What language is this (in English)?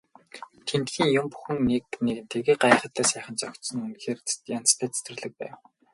Mongolian